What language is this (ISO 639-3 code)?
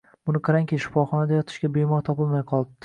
uzb